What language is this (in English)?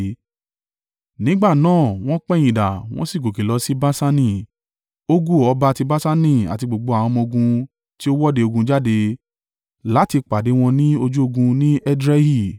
Yoruba